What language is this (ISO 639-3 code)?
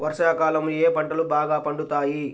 tel